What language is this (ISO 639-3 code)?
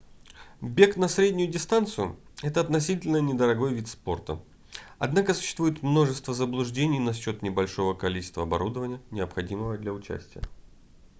rus